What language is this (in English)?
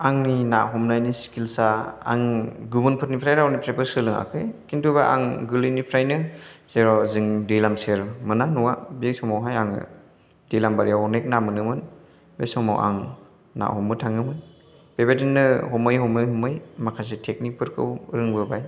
Bodo